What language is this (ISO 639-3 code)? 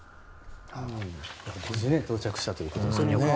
jpn